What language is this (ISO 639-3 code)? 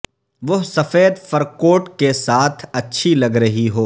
urd